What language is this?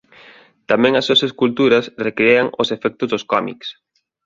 Galician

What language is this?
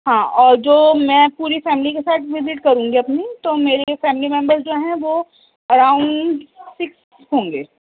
Urdu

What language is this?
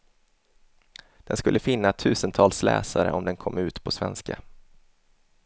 Swedish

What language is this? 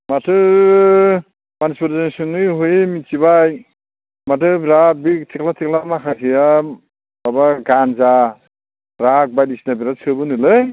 Bodo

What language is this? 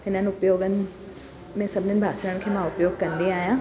Sindhi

